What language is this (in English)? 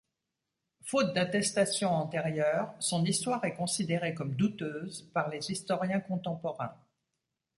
French